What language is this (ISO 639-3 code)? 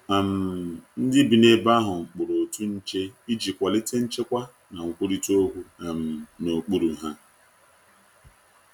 ibo